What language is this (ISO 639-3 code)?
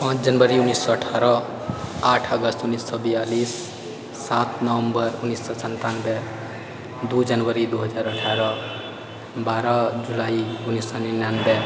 mai